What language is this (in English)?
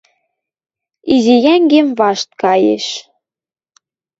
Western Mari